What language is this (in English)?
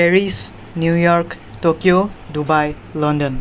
Assamese